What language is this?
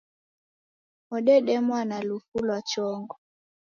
Taita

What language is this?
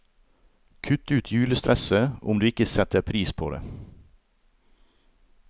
Norwegian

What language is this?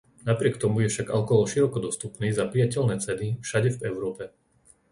Slovak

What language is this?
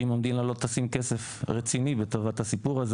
Hebrew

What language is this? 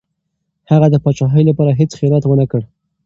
Pashto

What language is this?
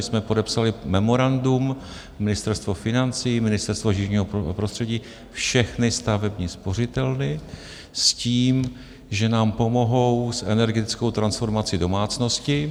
Czech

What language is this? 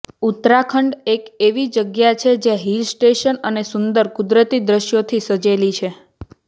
Gujarati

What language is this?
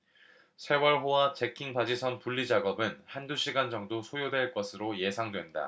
Korean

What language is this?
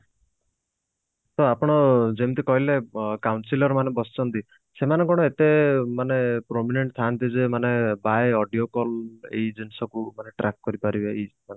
Odia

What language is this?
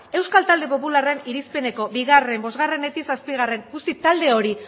Basque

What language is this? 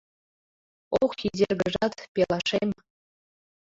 Mari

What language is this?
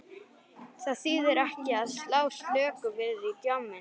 Icelandic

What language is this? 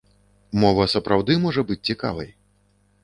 Belarusian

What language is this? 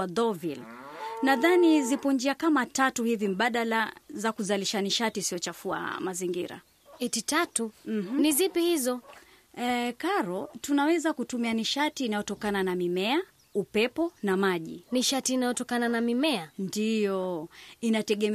Swahili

